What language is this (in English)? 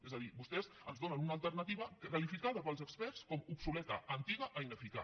Catalan